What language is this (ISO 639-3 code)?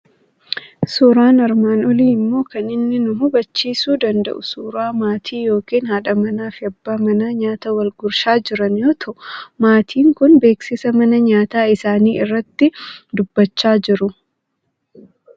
orm